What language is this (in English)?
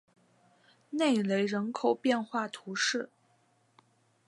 Chinese